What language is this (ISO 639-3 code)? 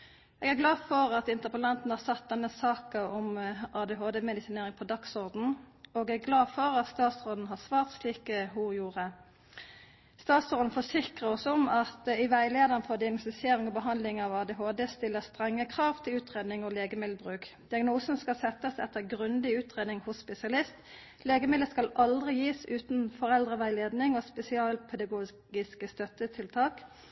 nno